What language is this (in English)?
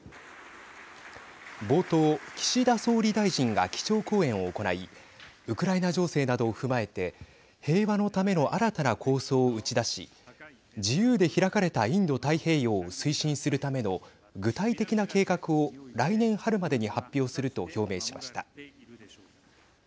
Japanese